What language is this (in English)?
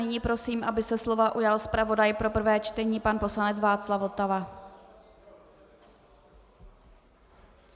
Czech